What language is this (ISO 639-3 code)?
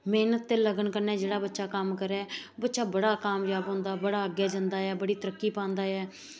doi